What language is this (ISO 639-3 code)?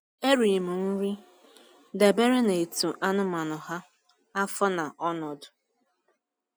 ibo